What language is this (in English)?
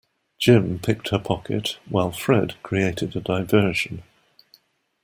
English